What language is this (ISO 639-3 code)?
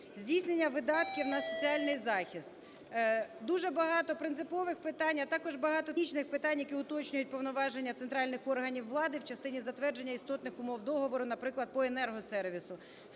ukr